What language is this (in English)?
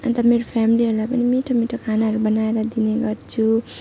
Nepali